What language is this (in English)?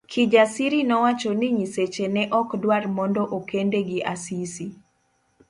Luo (Kenya and Tanzania)